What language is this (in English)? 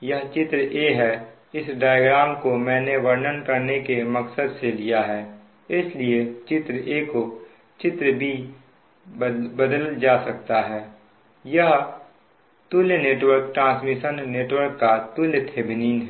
Hindi